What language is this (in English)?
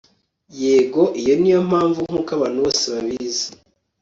Kinyarwanda